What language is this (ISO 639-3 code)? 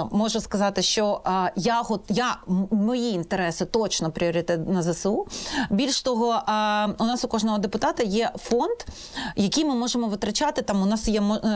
ukr